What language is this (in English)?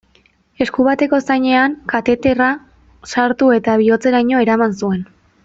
Basque